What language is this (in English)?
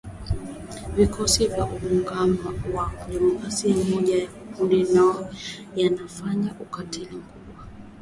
Swahili